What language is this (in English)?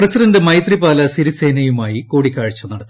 Malayalam